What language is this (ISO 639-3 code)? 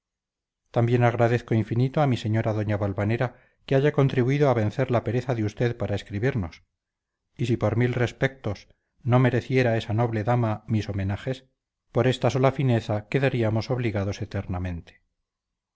spa